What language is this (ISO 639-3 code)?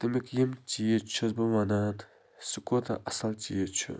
kas